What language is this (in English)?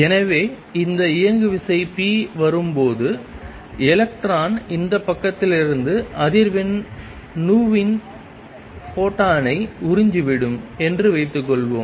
Tamil